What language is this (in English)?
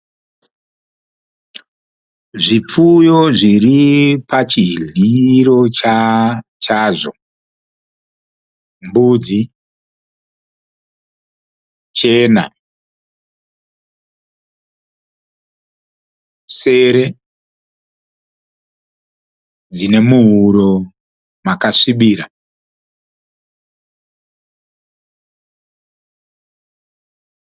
Shona